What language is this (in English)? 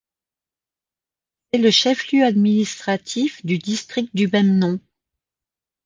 French